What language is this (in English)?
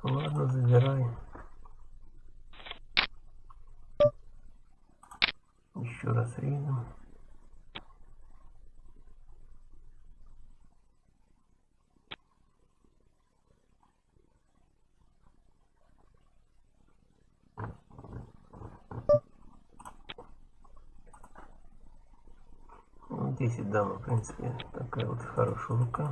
Russian